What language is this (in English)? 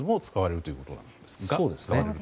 Japanese